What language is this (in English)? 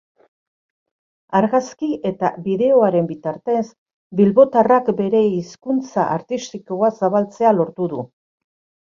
Basque